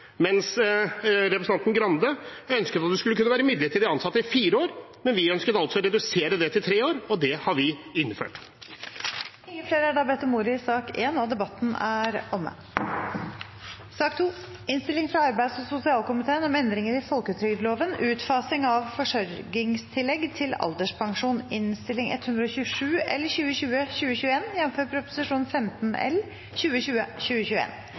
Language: Norwegian Bokmål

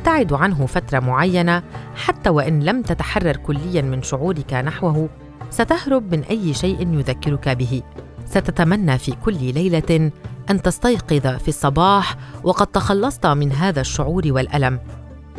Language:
Arabic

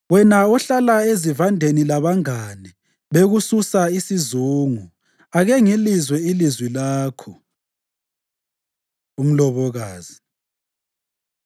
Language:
North Ndebele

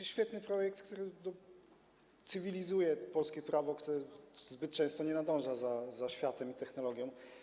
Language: Polish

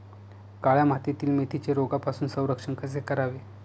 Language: Marathi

